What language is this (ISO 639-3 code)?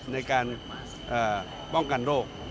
tha